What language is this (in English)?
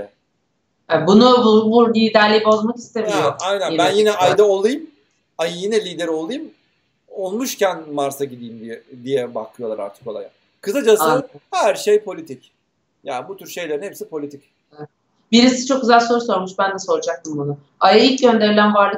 Turkish